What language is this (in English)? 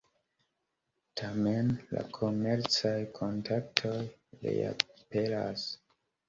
Esperanto